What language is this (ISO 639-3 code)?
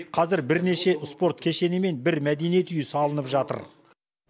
kaz